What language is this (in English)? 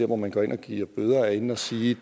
Danish